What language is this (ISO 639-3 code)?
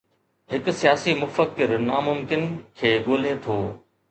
snd